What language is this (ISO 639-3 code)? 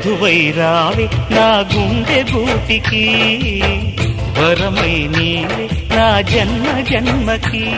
hin